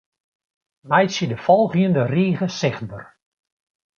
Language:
Western Frisian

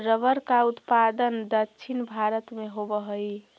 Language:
Magahi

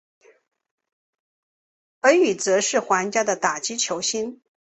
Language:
Chinese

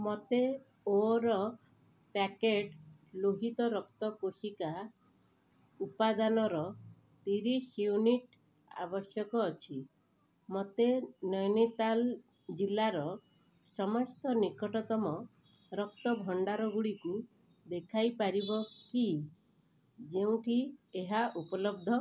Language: Odia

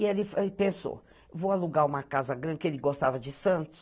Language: Portuguese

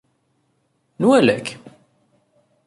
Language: Kabyle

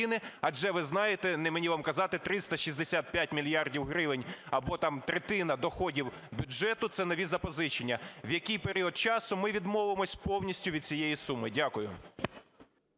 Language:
Ukrainian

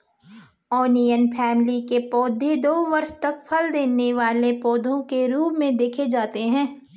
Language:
Hindi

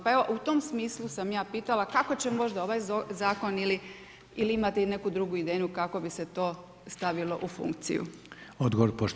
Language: Croatian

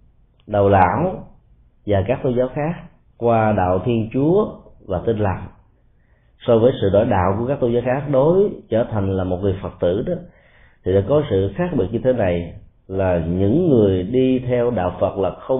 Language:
Vietnamese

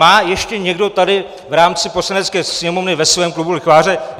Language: Czech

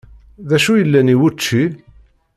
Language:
Kabyle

